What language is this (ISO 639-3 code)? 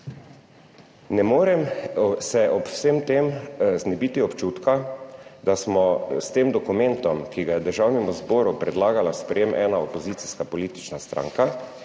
slv